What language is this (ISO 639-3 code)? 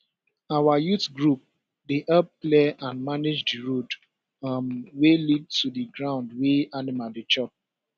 pcm